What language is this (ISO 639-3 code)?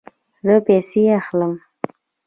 pus